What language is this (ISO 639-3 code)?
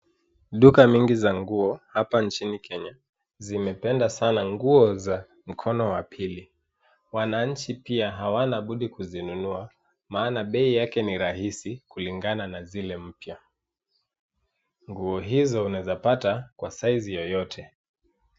swa